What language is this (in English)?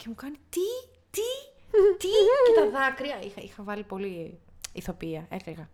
Greek